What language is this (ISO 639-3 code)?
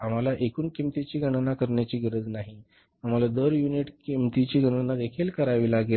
mar